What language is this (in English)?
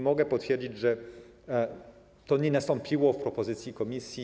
Polish